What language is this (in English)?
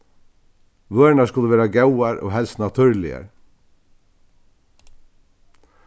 Faroese